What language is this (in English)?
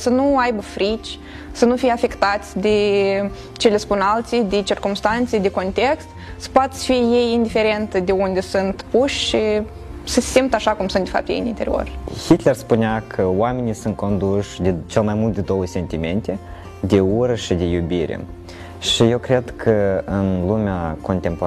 Romanian